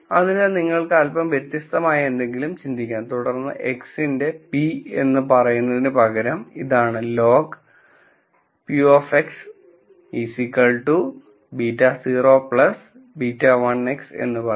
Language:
Malayalam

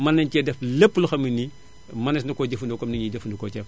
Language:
Wolof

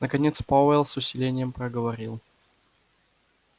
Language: Russian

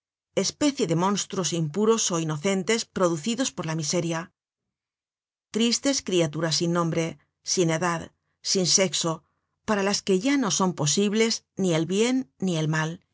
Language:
Spanish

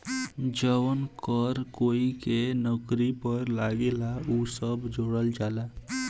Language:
Bhojpuri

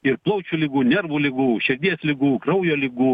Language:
Lithuanian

